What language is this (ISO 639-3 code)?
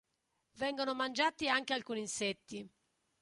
ita